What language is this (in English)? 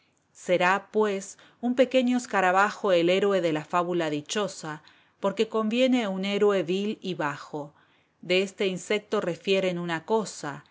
Spanish